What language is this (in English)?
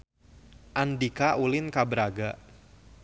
Sundanese